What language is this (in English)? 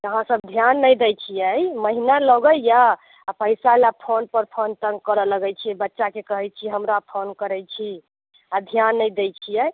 Maithili